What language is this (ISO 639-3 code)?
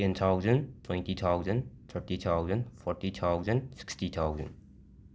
mni